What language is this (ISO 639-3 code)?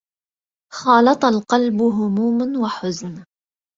ara